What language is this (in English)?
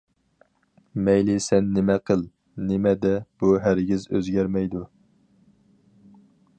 Uyghur